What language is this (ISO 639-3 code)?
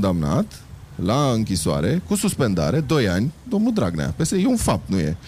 ron